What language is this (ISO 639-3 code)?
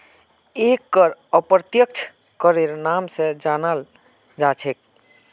mag